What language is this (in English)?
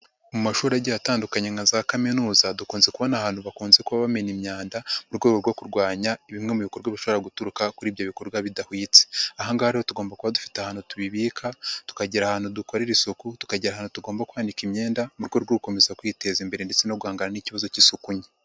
Kinyarwanda